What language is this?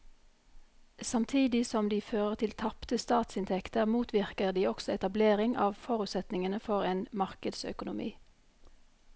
Norwegian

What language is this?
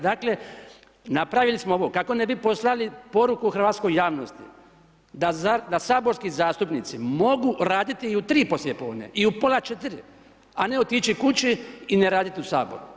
Croatian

